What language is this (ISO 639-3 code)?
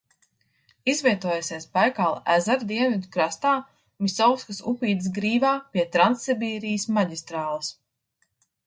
lav